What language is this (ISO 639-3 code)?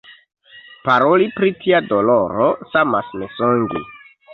epo